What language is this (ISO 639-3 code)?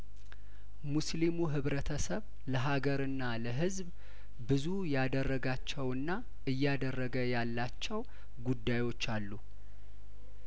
amh